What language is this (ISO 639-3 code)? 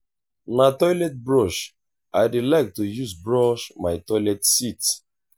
pcm